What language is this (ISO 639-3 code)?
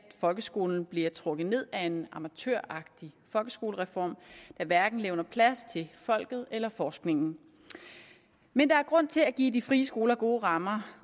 dan